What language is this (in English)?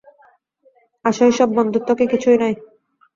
Bangla